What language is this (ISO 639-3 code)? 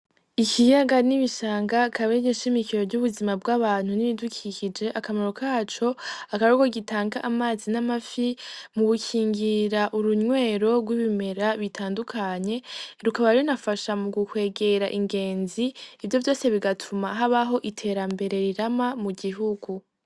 run